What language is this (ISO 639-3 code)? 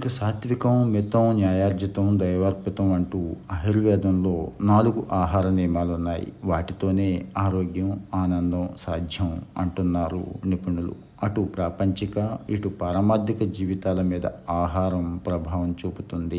tel